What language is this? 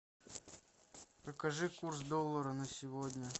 Russian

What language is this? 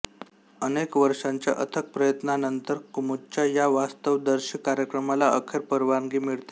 Marathi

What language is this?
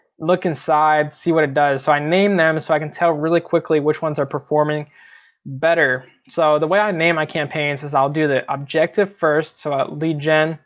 English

